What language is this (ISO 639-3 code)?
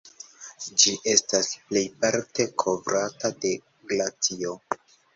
epo